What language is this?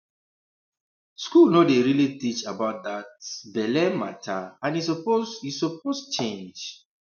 Nigerian Pidgin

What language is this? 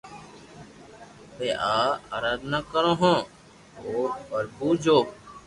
Loarki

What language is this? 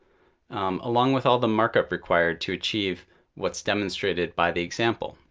English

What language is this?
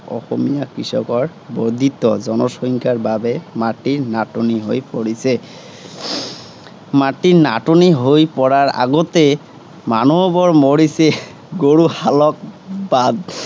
Assamese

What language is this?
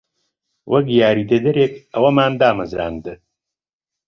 Central Kurdish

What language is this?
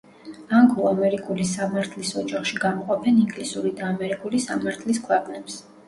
Georgian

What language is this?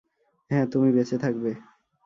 Bangla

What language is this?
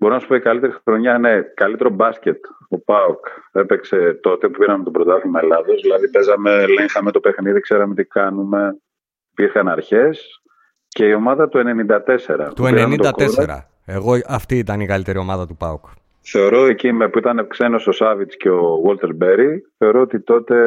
Greek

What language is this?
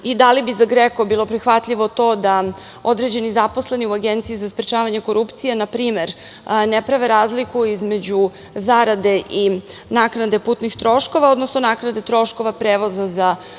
Serbian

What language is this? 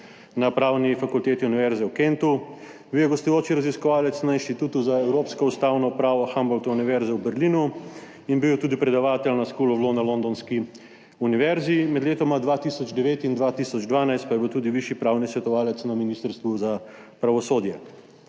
Slovenian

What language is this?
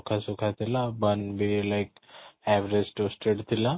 Odia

